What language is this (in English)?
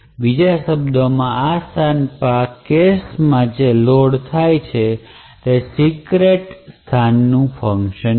Gujarati